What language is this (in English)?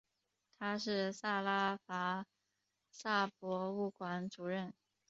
Chinese